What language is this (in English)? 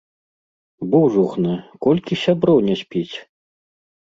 Belarusian